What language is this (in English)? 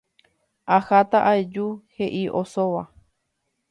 Guarani